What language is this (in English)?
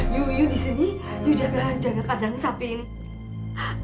Indonesian